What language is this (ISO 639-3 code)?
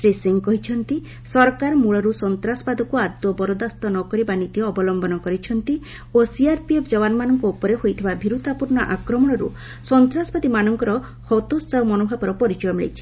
ori